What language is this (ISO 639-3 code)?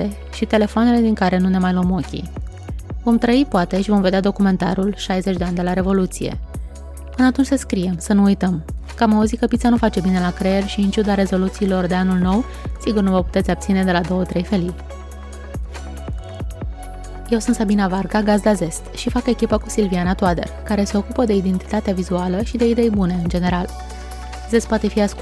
ron